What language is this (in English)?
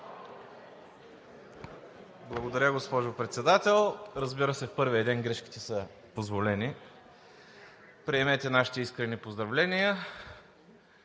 Bulgarian